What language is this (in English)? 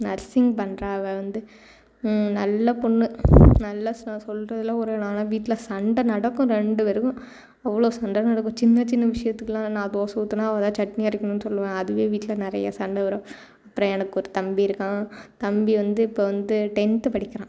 Tamil